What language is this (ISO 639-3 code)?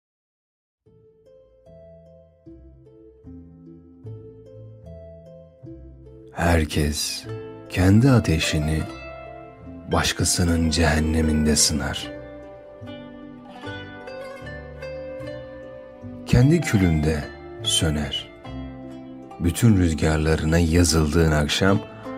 tur